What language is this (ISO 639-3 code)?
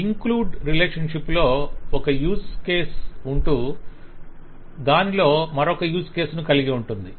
tel